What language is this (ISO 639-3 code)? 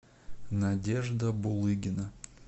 rus